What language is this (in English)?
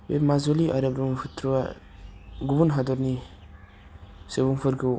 Bodo